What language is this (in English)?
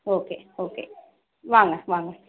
Tamil